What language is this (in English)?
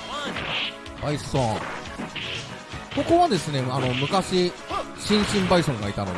Japanese